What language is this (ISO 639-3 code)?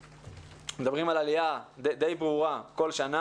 heb